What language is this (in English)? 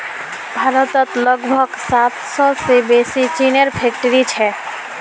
Magahi